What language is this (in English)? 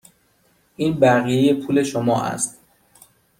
Persian